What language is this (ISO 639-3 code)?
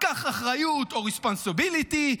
heb